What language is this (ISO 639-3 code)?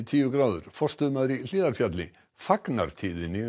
isl